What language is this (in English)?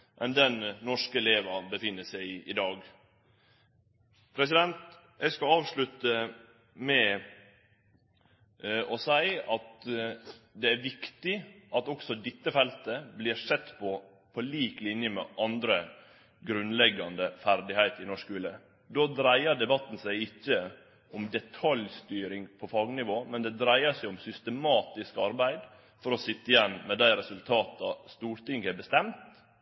Norwegian Nynorsk